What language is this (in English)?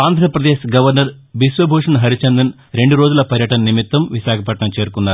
Telugu